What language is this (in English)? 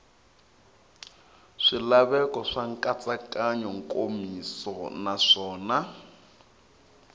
Tsonga